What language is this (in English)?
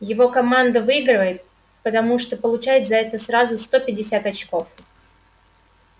Russian